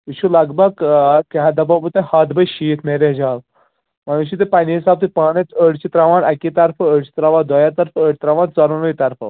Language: Kashmiri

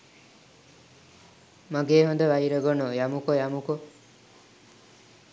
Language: Sinhala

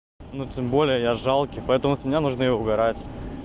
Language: Russian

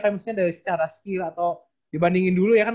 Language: Indonesian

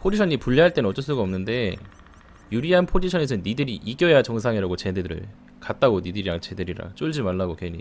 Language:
Korean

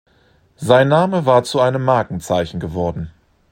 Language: German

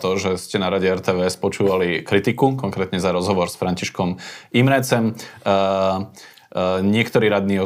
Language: Slovak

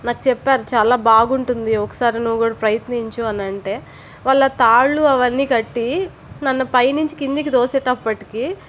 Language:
Telugu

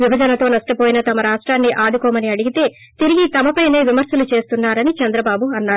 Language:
Telugu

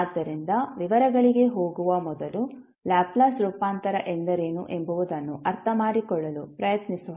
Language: Kannada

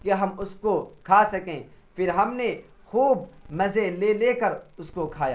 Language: Urdu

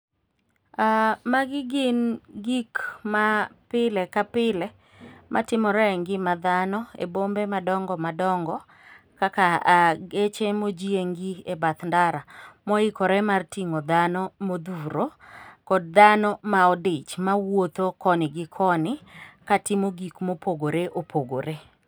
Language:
Luo (Kenya and Tanzania)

